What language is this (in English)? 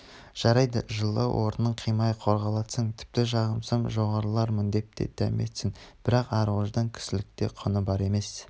Kazakh